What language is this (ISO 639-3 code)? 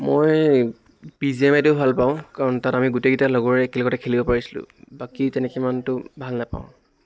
asm